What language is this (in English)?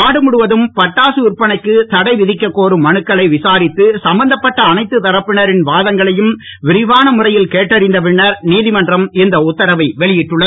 Tamil